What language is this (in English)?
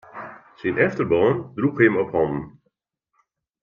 Western Frisian